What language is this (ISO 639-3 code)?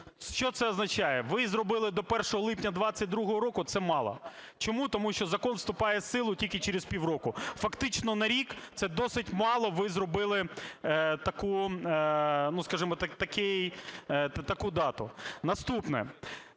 ukr